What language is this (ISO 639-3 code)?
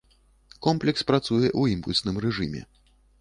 bel